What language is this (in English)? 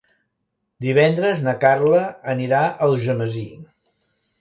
Catalan